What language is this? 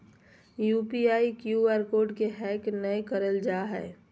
Magahi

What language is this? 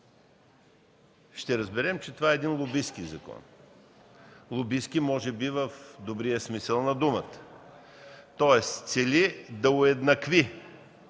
Bulgarian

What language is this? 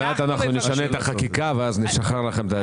Hebrew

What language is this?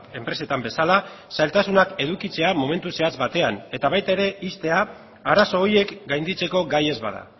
Basque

